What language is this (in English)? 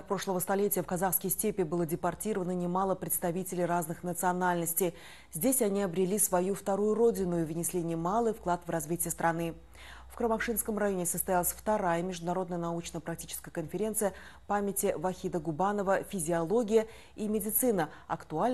Russian